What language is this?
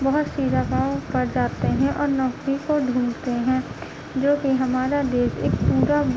Urdu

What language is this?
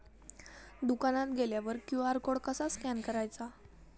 Marathi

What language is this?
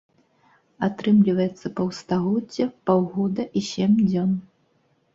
Belarusian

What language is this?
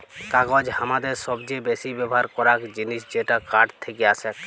Bangla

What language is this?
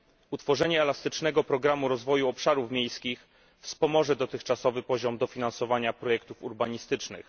Polish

